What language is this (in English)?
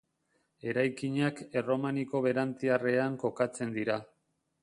Basque